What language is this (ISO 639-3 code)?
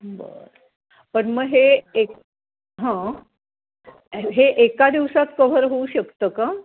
mar